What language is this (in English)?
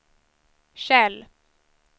Swedish